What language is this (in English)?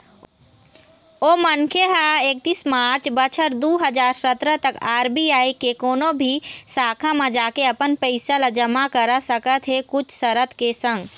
Chhattisgarhi